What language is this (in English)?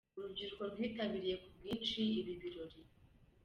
Kinyarwanda